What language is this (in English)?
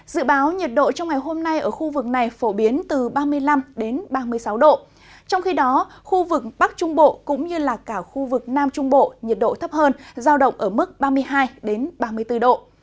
Vietnamese